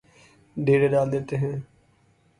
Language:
Urdu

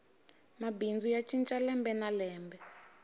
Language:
Tsonga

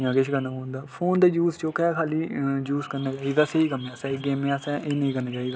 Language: Dogri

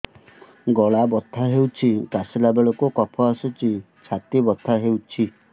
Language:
Odia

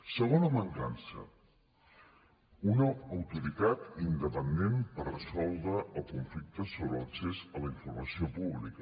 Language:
Catalan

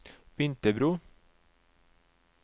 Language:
Norwegian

